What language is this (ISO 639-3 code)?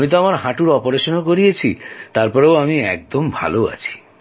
ben